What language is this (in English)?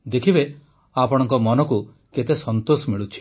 Odia